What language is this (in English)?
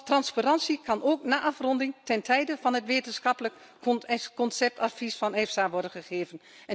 Dutch